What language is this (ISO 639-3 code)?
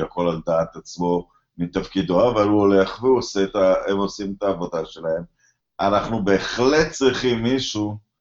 heb